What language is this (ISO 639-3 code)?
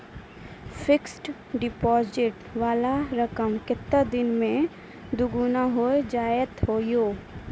mai